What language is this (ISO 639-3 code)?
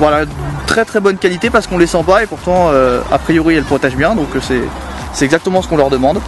fra